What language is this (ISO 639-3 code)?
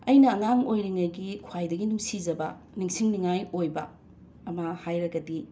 mni